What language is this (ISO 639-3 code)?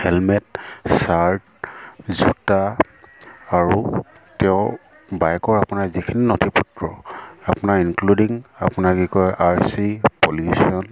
asm